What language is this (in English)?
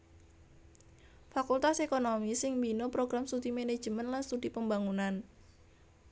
Javanese